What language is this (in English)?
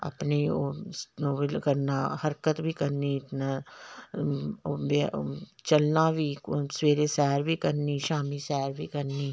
Dogri